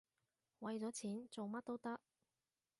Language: Cantonese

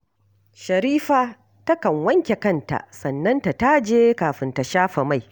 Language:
Hausa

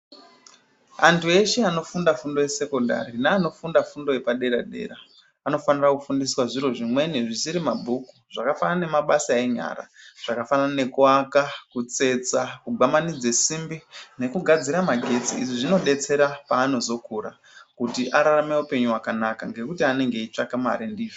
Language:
Ndau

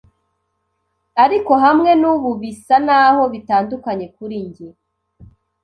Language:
Kinyarwanda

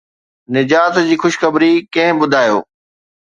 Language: Sindhi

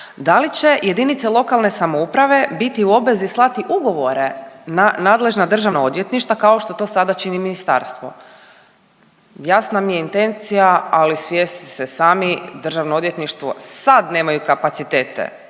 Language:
Croatian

